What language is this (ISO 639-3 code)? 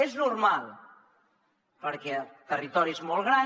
cat